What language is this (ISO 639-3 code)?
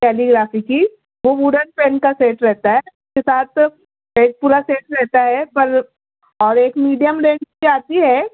urd